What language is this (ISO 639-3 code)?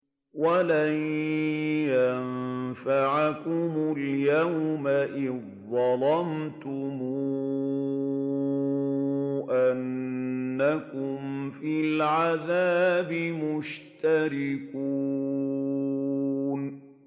ara